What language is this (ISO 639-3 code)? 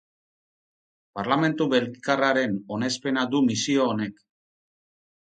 eus